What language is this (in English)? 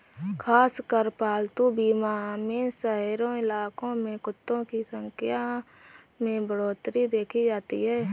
Hindi